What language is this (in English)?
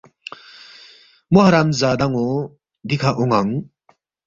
Balti